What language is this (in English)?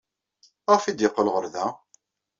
Kabyle